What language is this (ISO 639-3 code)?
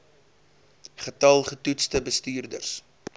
afr